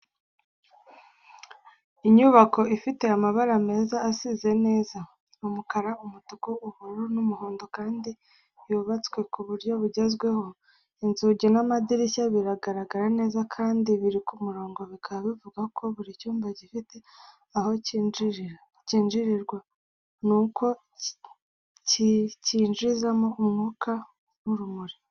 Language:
Kinyarwanda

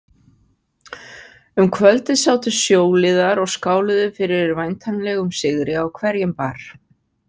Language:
Icelandic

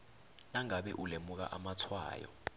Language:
South Ndebele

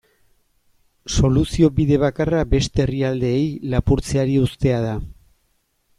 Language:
Basque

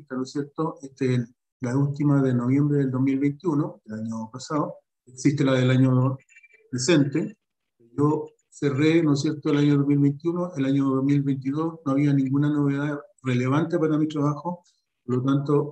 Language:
Spanish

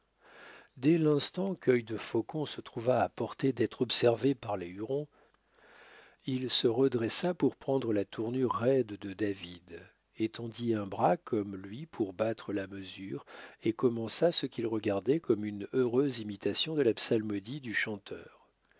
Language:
French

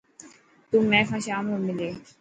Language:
Dhatki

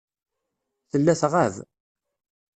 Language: Kabyle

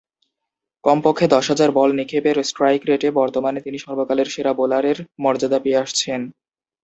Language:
Bangla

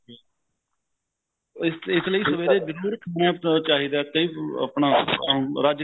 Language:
Punjabi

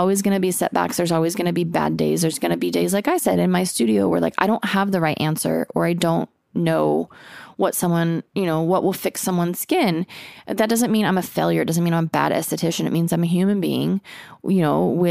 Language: English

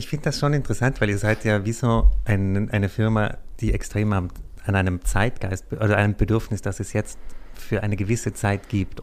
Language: German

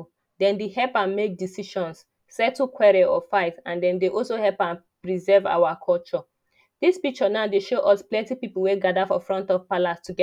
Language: Nigerian Pidgin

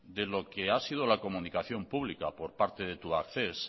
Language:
Spanish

